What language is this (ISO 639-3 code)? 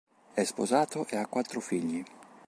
ita